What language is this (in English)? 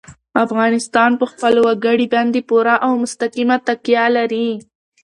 Pashto